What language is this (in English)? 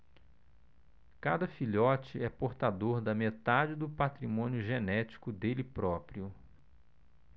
Portuguese